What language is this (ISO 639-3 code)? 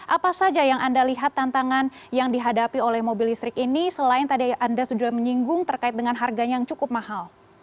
ind